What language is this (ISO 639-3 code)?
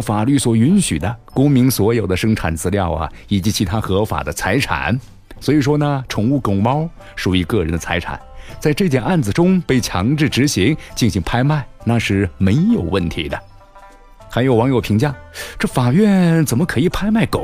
zho